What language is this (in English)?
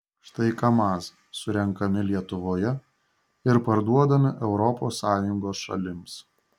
Lithuanian